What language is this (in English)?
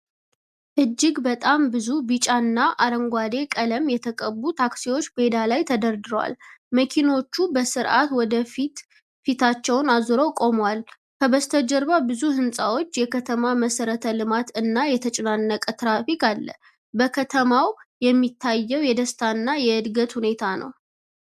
Amharic